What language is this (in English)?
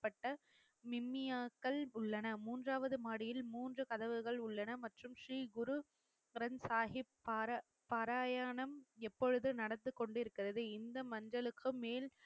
Tamil